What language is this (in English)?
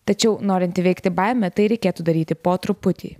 Lithuanian